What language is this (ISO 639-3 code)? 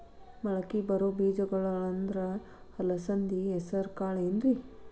kan